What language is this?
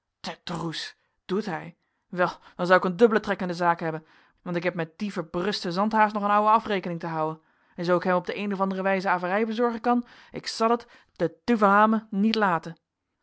Dutch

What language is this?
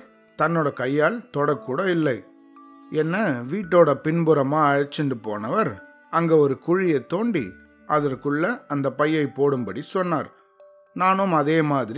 Tamil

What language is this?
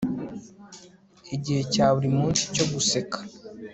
Kinyarwanda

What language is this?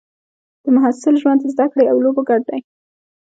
Pashto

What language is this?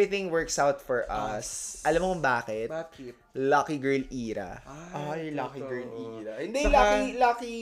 Filipino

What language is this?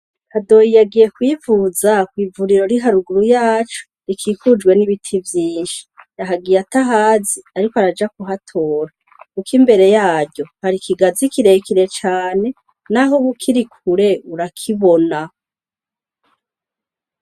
Rundi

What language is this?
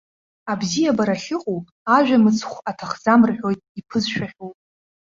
Abkhazian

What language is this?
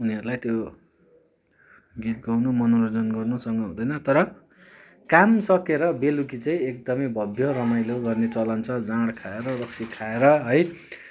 Nepali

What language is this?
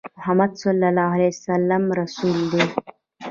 Pashto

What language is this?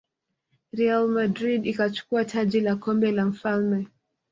Swahili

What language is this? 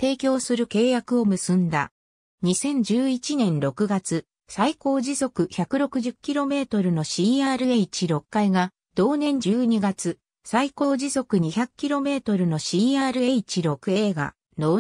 Japanese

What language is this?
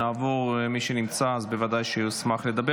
Hebrew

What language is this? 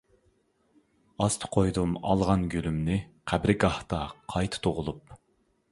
Uyghur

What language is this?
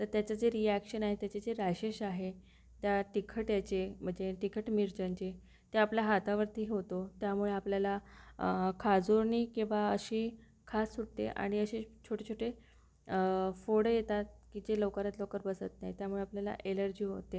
Marathi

